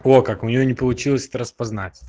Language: Russian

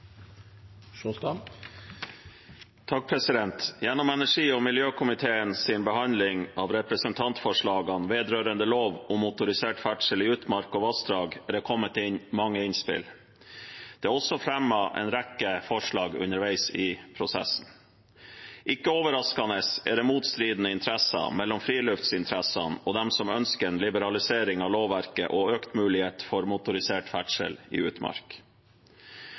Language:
Norwegian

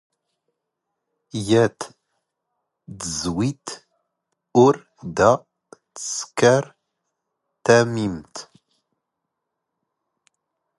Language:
Standard Moroccan Tamazight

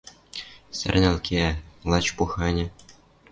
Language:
Western Mari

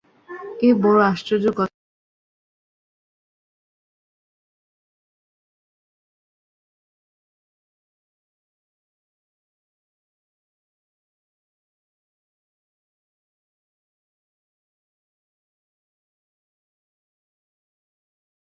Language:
Bangla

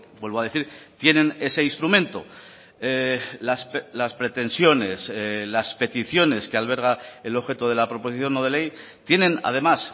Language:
Spanish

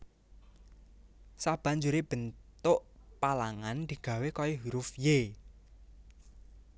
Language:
Javanese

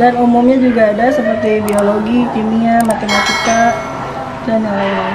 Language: Indonesian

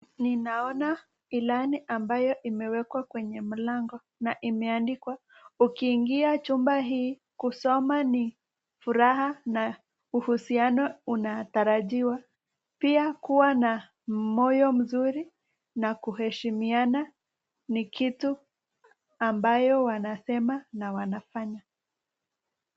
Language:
Swahili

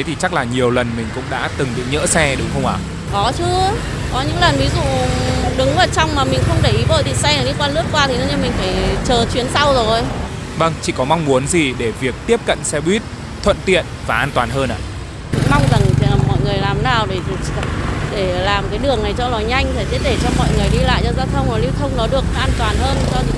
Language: Vietnamese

